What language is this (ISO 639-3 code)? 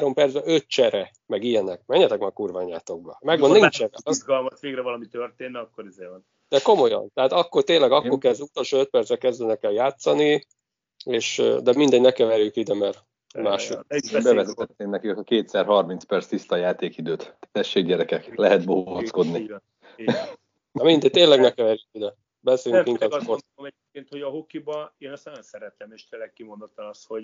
hun